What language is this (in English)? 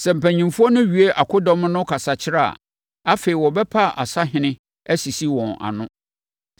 Akan